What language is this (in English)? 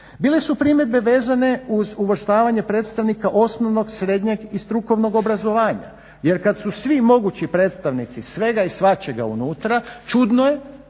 Croatian